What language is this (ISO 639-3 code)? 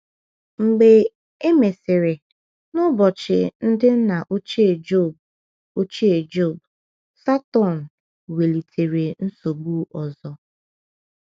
ibo